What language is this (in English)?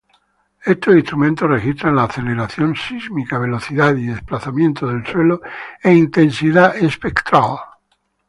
Spanish